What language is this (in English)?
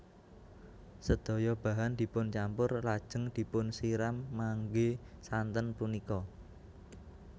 Javanese